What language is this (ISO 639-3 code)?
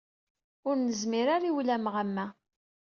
kab